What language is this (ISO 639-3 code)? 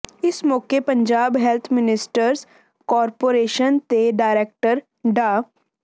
pan